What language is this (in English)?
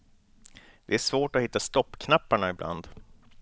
Swedish